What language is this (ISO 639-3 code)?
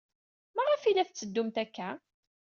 kab